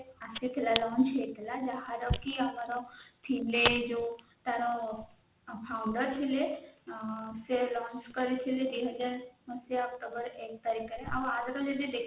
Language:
Odia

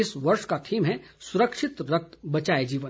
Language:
Hindi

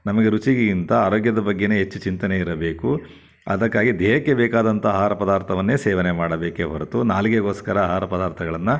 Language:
Kannada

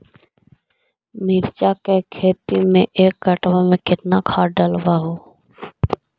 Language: Magahi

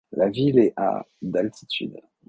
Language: French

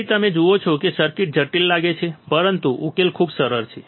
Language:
Gujarati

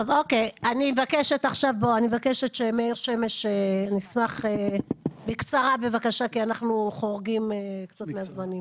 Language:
Hebrew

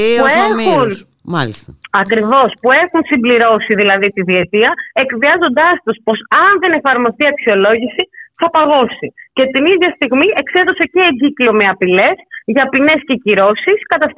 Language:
Greek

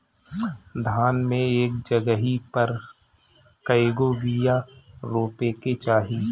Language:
Bhojpuri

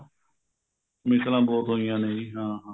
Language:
Punjabi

